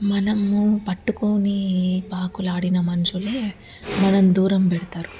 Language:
Telugu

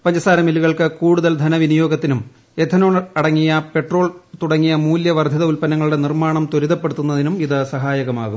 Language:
Malayalam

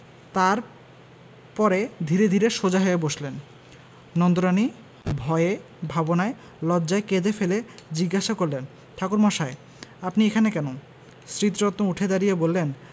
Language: Bangla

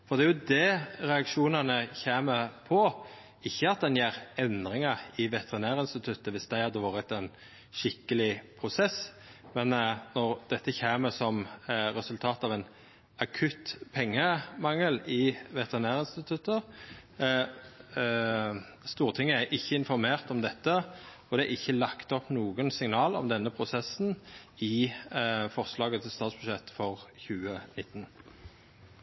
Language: Norwegian Nynorsk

